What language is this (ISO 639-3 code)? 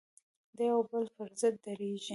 pus